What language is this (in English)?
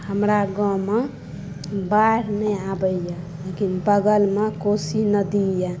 Maithili